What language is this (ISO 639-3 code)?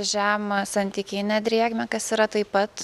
lit